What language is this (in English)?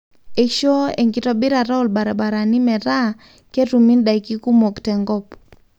Masai